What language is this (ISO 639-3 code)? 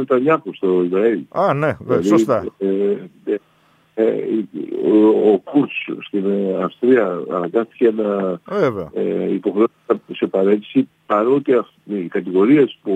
ell